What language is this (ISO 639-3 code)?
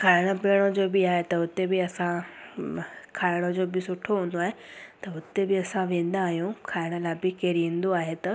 snd